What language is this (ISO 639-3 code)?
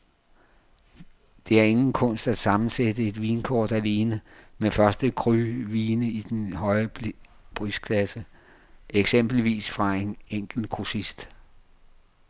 dan